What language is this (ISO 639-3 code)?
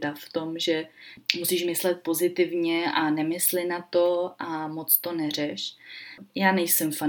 ces